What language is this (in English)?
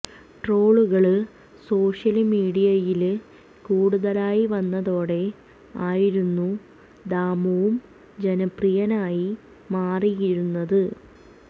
Malayalam